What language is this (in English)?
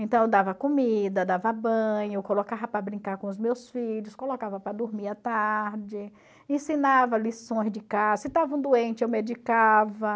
Portuguese